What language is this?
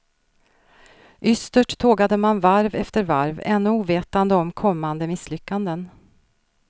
Swedish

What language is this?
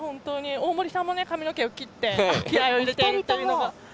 Japanese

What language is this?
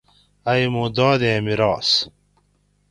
Gawri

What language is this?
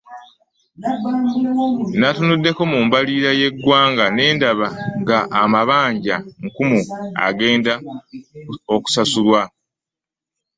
Ganda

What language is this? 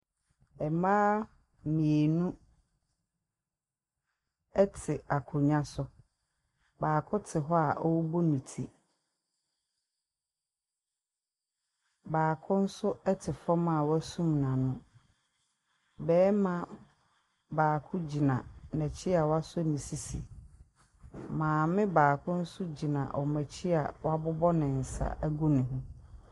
Akan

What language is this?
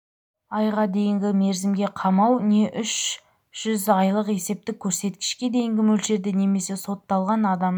Kazakh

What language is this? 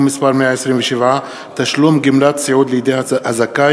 Hebrew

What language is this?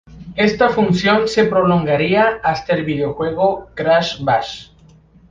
Spanish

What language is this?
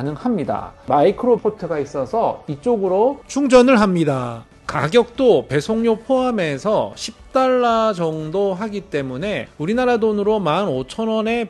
Korean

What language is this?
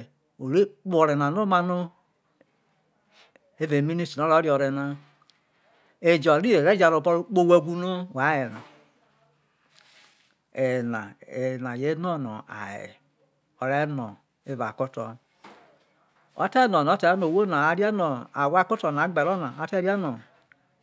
Isoko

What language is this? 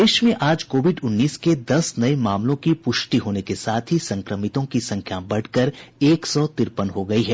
Hindi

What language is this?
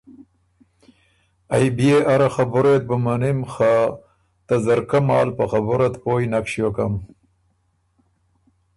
Ormuri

